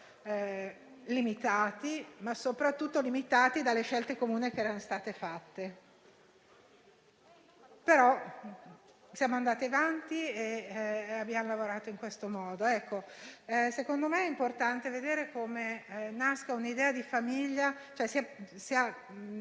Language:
Italian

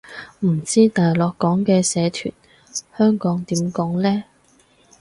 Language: Cantonese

